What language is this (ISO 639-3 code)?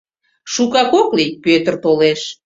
chm